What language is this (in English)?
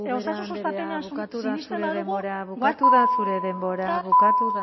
Basque